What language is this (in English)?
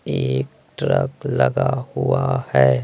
Hindi